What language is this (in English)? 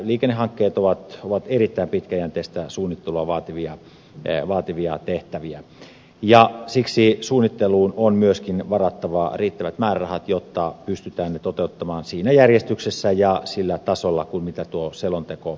Finnish